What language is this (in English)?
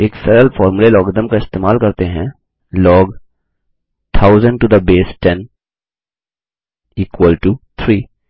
Hindi